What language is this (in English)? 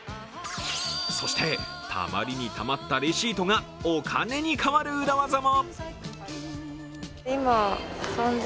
Japanese